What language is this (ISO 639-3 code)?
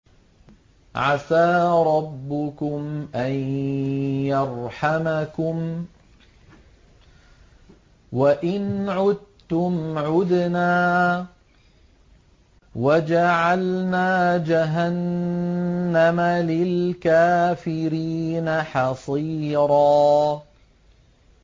ara